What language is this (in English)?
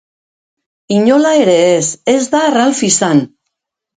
Basque